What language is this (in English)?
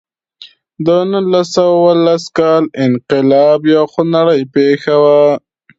Pashto